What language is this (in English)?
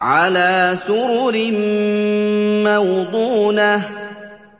Arabic